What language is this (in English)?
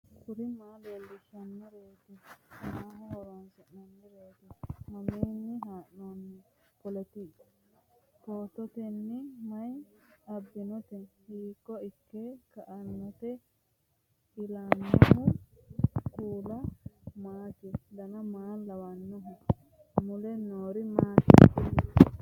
Sidamo